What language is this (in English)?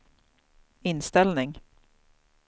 Swedish